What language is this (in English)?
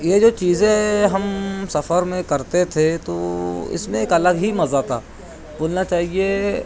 Urdu